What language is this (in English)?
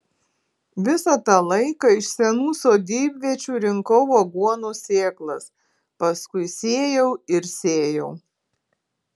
Lithuanian